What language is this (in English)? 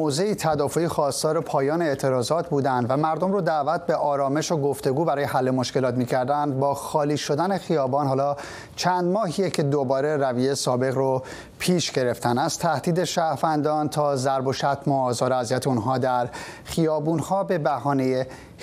Persian